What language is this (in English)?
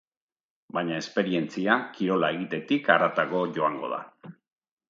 Basque